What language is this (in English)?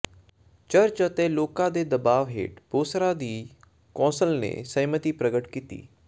Punjabi